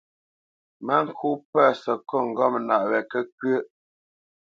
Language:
Bamenyam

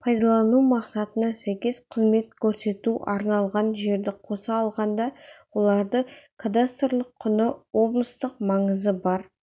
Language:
Kazakh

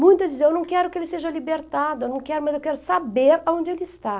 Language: Portuguese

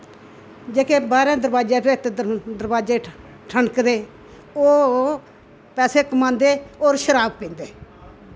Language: Dogri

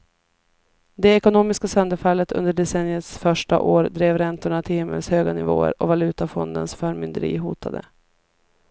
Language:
Swedish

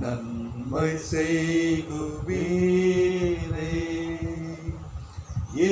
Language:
Hindi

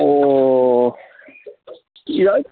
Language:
Manipuri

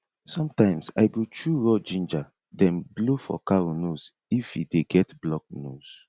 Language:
Nigerian Pidgin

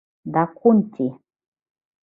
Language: Mari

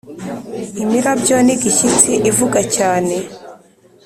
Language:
Kinyarwanda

